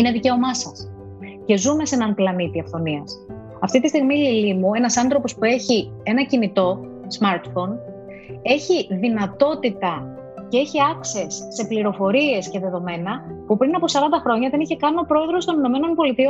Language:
Greek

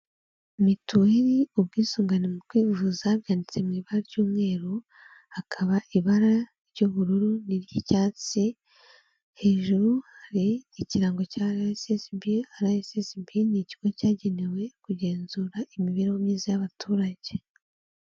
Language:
Kinyarwanda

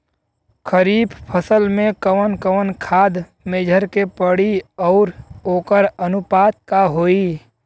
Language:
Bhojpuri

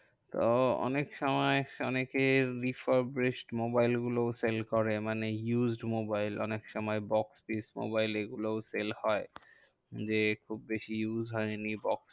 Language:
Bangla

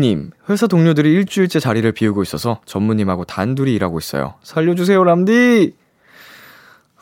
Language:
Korean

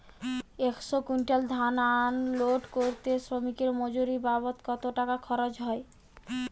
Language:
Bangla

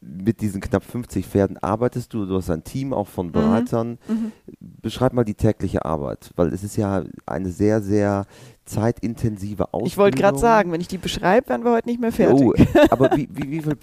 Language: German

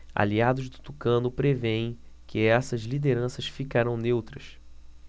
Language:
Portuguese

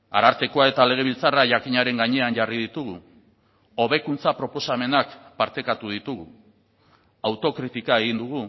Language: Basque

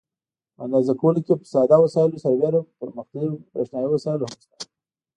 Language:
Pashto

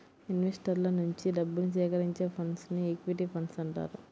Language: Telugu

